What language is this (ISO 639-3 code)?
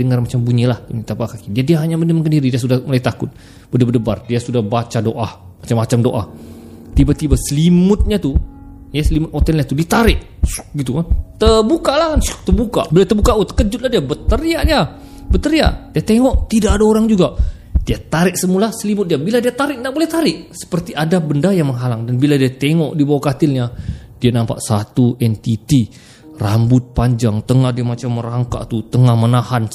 msa